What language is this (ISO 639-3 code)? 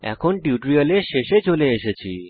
ben